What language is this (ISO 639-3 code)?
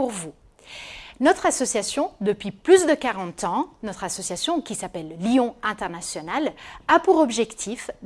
fra